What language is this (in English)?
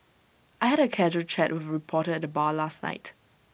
English